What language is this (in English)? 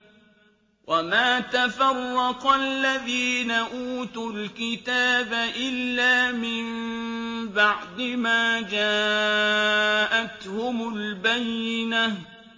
Arabic